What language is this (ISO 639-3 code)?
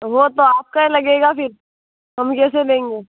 hin